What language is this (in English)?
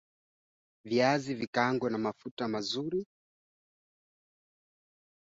Swahili